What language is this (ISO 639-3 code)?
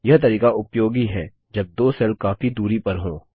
hin